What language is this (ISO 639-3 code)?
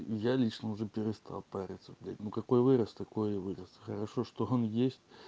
rus